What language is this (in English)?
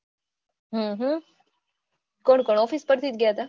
Gujarati